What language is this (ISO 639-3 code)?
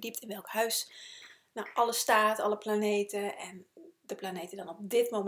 nld